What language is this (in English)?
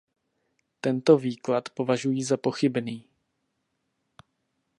Czech